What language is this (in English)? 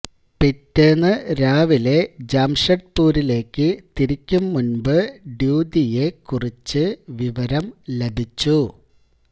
Malayalam